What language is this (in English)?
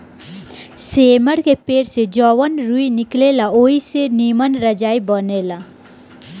Bhojpuri